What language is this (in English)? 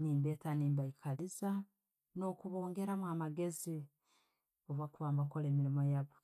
Tooro